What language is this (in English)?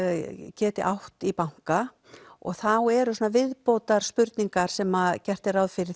Icelandic